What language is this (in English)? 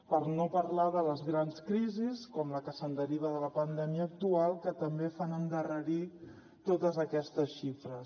Catalan